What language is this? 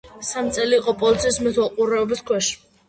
Georgian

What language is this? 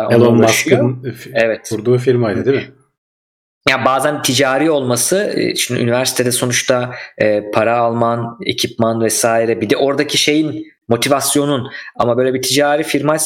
Turkish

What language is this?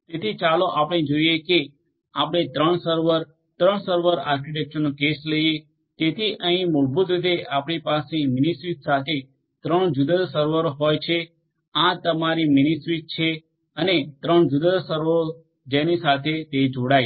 Gujarati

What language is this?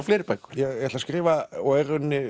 Icelandic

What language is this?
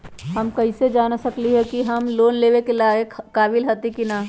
Magahi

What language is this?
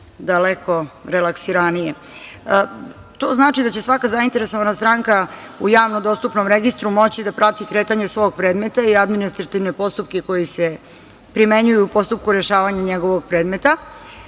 Serbian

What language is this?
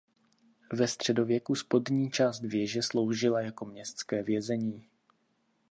Czech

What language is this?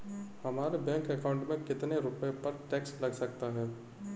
Hindi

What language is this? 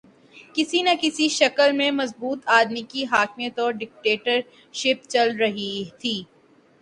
Urdu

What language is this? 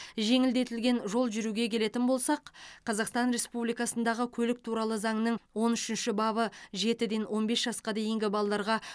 Kazakh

